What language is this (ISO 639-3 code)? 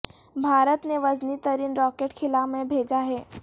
urd